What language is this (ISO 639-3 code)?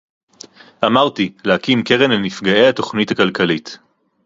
heb